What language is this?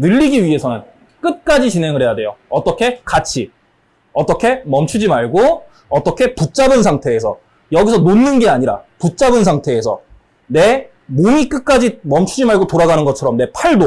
Korean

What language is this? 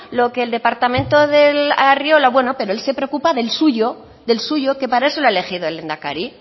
Spanish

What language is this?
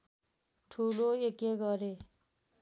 Nepali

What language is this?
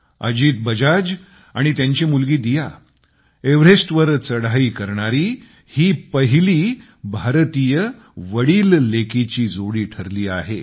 Marathi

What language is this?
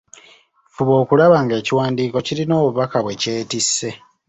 Ganda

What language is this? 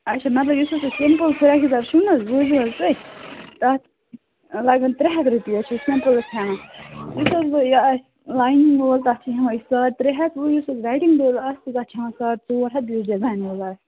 Kashmiri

